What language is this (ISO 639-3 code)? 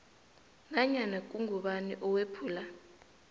nbl